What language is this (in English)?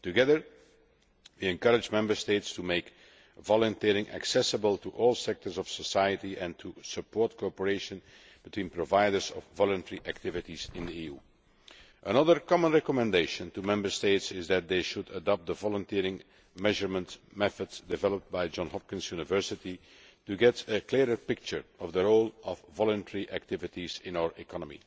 English